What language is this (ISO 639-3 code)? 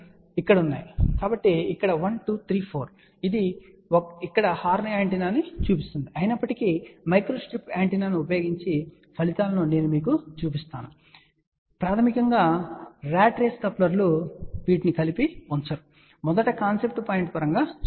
tel